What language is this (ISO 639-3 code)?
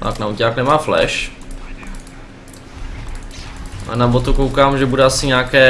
ces